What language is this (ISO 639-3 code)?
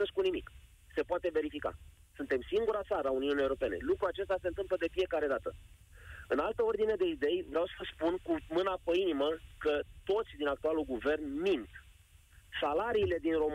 ron